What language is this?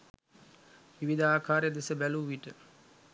Sinhala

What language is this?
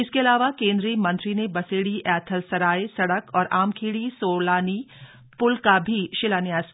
Hindi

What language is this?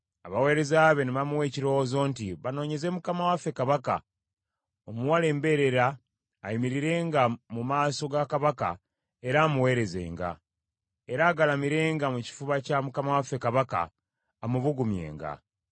Ganda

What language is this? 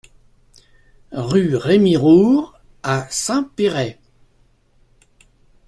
French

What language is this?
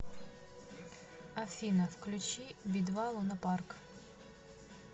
Russian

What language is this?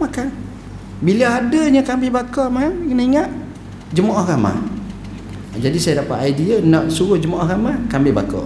Malay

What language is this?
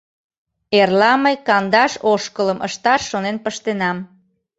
Mari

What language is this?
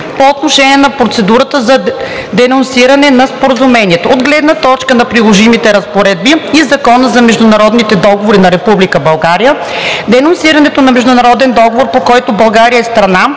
Bulgarian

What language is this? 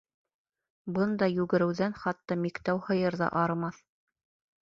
Bashkir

